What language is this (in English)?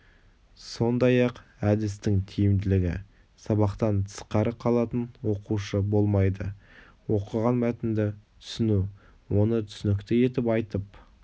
Kazakh